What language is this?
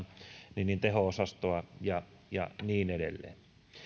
Finnish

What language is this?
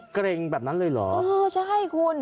Thai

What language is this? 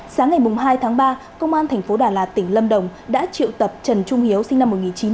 Vietnamese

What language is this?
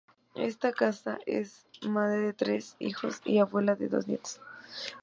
Spanish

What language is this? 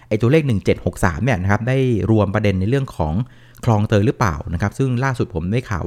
Thai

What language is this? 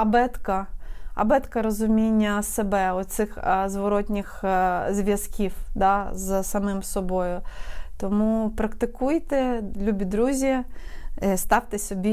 Ukrainian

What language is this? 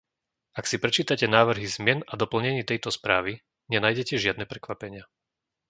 Slovak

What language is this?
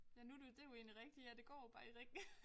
Danish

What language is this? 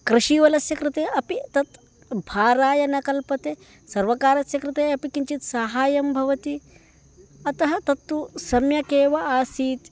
Sanskrit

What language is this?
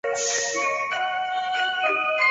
Chinese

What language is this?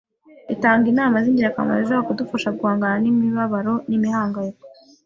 Kinyarwanda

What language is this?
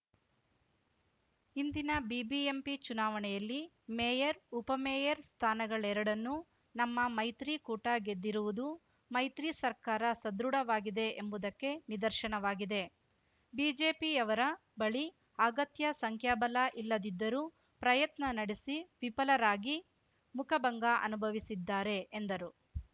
Kannada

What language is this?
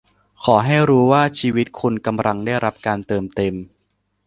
Thai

